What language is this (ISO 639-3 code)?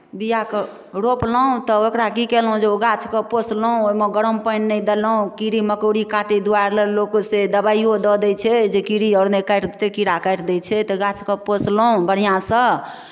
mai